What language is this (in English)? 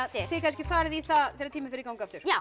Icelandic